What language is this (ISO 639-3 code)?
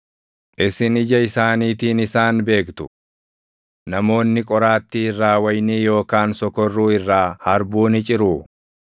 orm